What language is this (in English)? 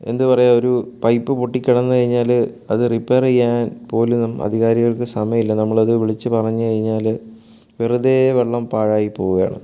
Malayalam